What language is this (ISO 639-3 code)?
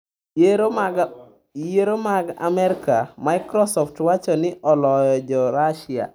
luo